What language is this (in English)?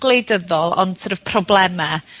Welsh